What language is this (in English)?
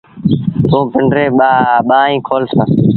Sindhi Bhil